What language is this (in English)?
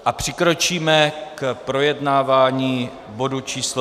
Czech